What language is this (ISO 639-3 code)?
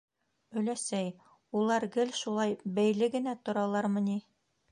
bak